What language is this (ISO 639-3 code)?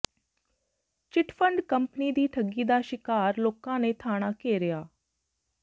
pan